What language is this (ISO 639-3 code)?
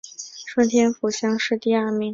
zho